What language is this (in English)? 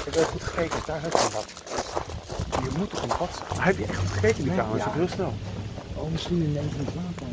Dutch